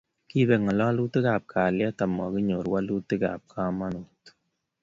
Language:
Kalenjin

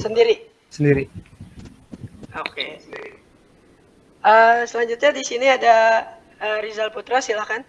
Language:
Indonesian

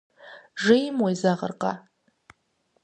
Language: Kabardian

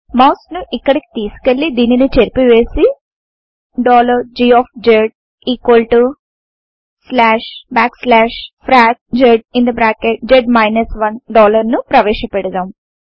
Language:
Telugu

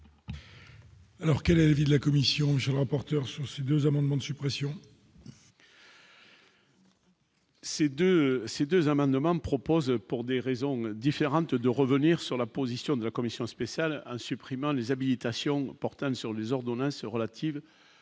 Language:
French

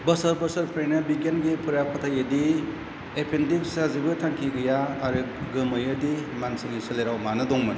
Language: Bodo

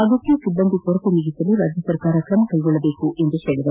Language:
Kannada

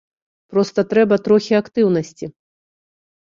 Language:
Belarusian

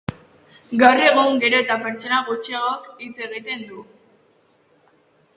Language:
Basque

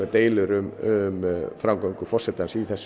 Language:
Icelandic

